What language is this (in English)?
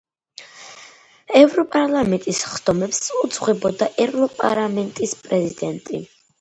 Georgian